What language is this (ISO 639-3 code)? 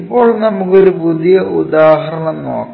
mal